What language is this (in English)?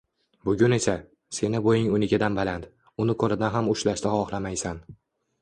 Uzbek